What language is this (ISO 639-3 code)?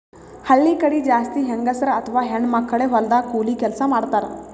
kan